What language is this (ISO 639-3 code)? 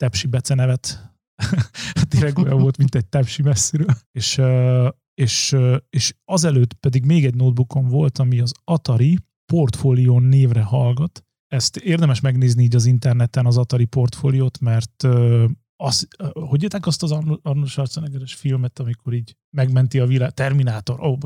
hun